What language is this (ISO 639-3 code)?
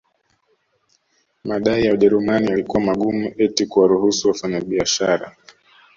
swa